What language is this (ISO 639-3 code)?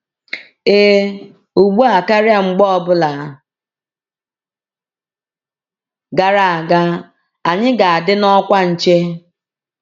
ibo